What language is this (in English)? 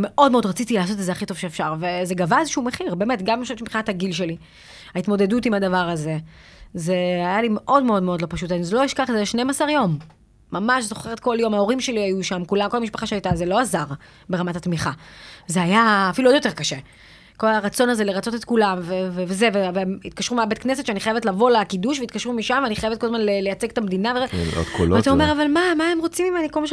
Hebrew